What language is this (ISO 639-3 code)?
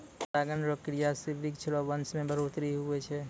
mai